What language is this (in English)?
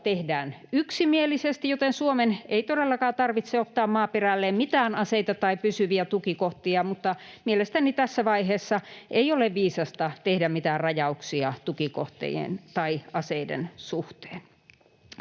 Finnish